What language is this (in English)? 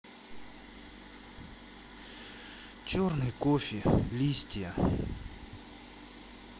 Russian